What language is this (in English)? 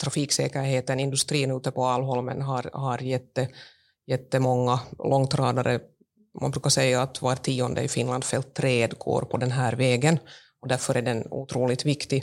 Swedish